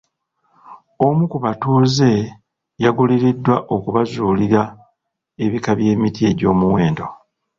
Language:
Ganda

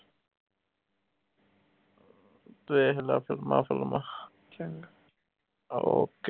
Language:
Punjabi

